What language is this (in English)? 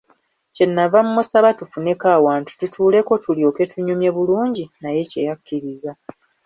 Ganda